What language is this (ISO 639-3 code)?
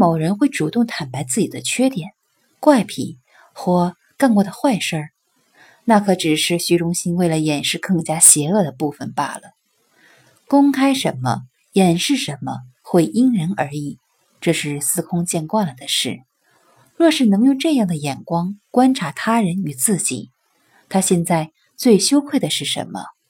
zho